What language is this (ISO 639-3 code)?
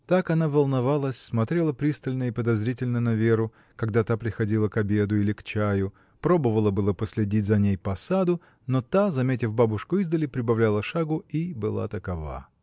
rus